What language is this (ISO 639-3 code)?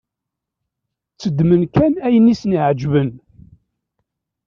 kab